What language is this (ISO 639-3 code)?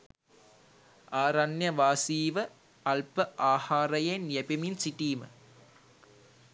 sin